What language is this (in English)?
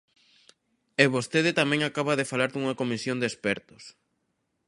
Galician